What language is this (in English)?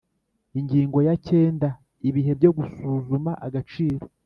Kinyarwanda